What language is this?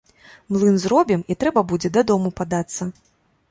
Belarusian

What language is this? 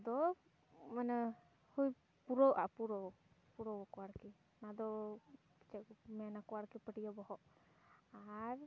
Santali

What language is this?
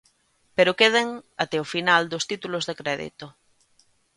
Galician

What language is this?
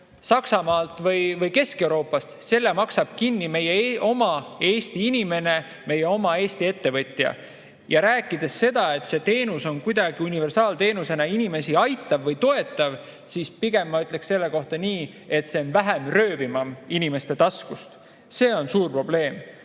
Estonian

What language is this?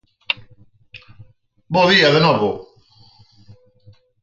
Galician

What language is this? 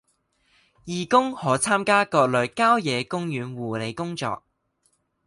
Cantonese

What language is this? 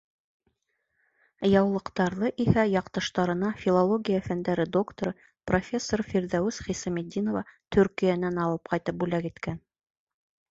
Bashkir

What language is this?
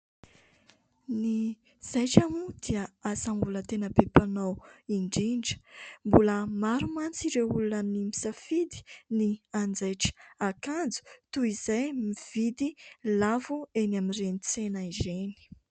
Malagasy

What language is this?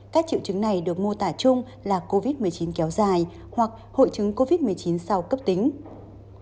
Vietnamese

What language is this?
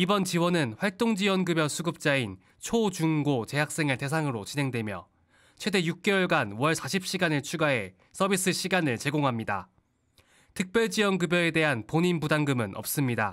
Korean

